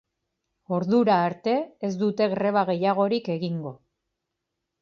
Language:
Basque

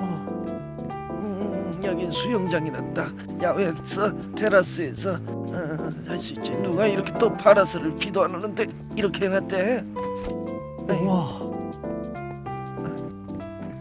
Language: Korean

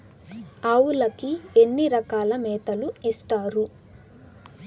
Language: Telugu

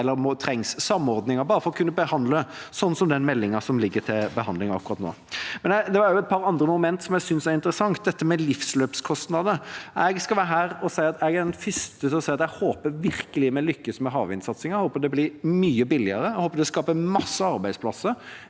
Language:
Norwegian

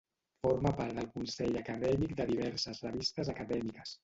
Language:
Catalan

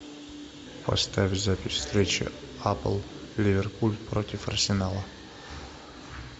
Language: Russian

